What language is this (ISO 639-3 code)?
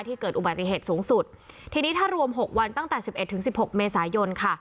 tha